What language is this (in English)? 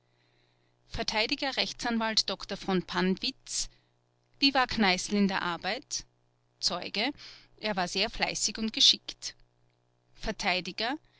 German